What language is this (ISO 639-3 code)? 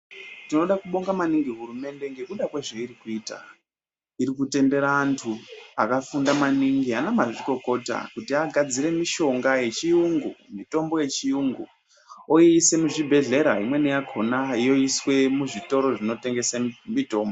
ndc